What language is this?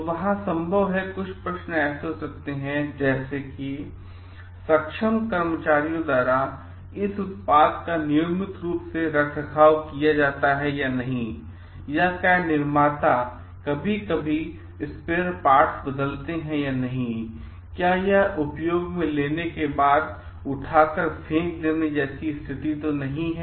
Hindi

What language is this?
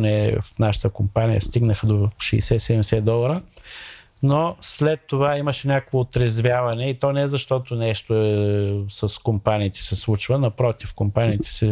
Bulgarian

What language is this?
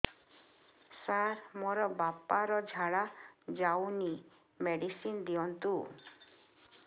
Odia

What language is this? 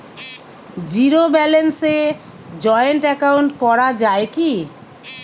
Bangla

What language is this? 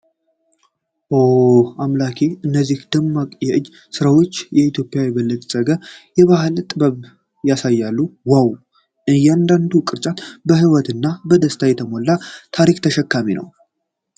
Amharic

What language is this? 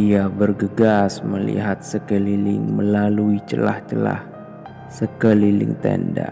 Indonesian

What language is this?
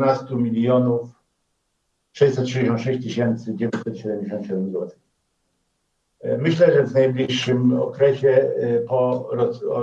Polish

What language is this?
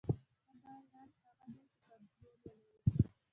Pashto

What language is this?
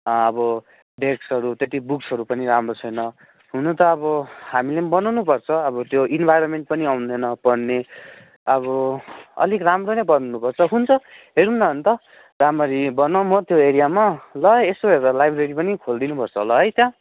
Nepali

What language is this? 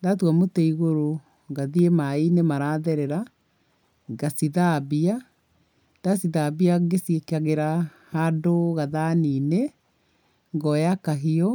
Kikuyu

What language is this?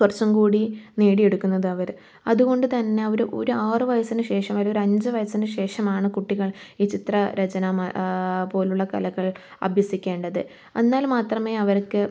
Malayalam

